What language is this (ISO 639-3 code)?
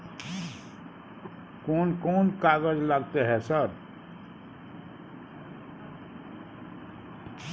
mai